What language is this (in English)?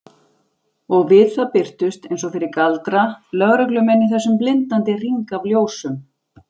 Icelandic